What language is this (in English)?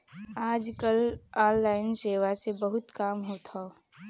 Bhojpuri